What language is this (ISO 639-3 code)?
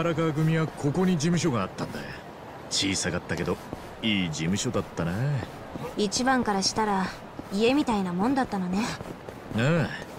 jpn